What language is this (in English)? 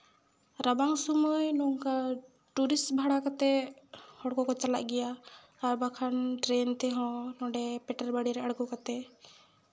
Santali